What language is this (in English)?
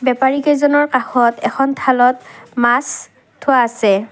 Assamese